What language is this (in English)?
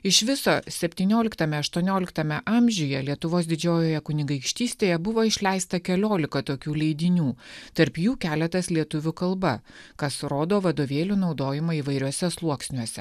Lithuanian